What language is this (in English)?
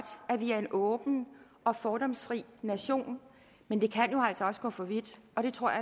Danish